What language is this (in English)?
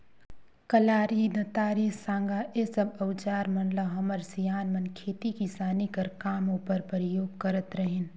Chhattisgarhi